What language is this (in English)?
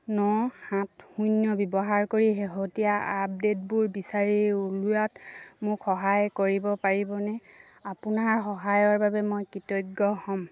Assamese